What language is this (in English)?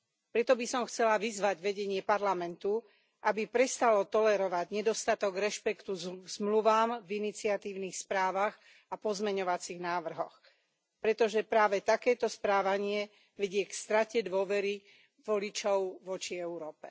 Slovak